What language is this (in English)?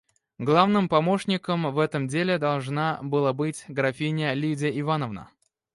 Russian